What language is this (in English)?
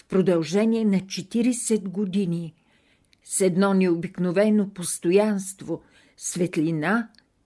Bulgarian